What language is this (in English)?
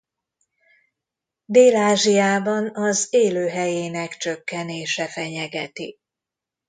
Hungarian